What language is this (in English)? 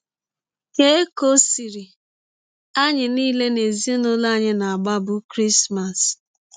Igbo